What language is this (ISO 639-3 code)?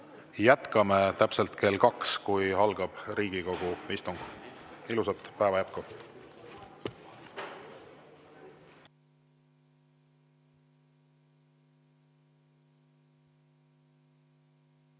est